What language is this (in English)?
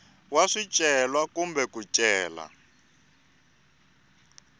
Tsonga